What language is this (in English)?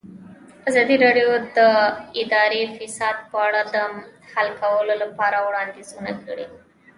Pashto